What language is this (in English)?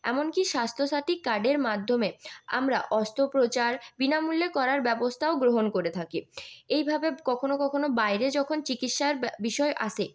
Bangla